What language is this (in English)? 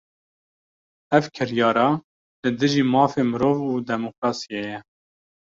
Kurdish